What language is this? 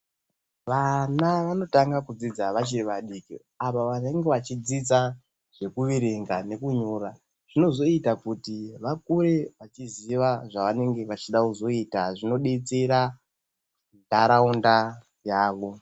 Ndau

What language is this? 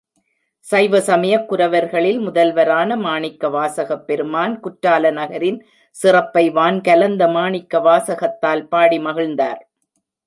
Tamil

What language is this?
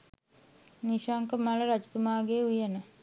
Sinhala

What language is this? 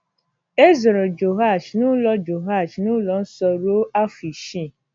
Igbo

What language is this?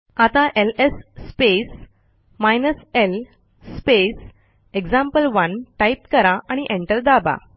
Marathi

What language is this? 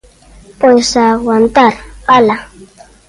Galician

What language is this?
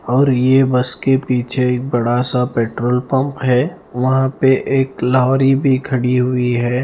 Hindi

